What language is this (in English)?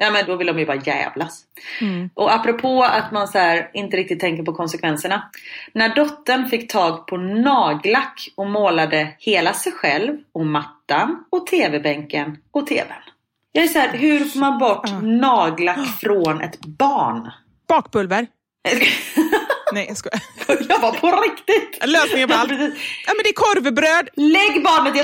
Swedish